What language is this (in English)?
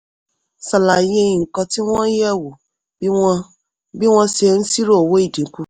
Yoruba